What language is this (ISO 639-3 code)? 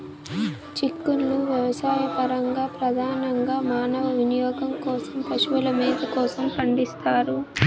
tel